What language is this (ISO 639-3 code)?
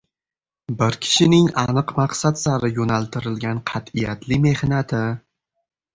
uzb